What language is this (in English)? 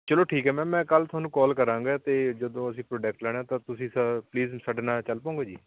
Punjabi